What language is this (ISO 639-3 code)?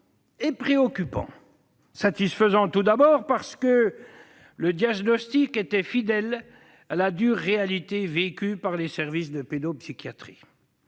fra